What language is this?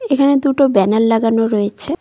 Bangla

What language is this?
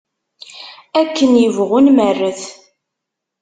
Kabyle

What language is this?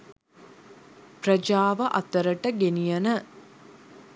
Sinhala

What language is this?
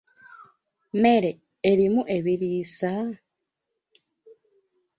Ganda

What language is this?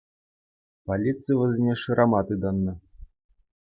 Chuvash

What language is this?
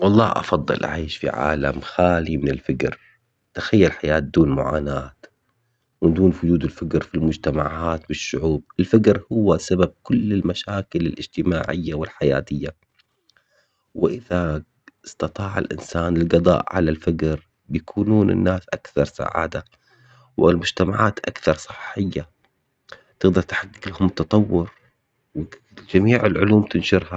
Omani Arabic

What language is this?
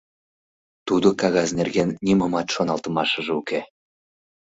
Mari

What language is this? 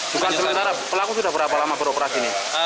Indonesian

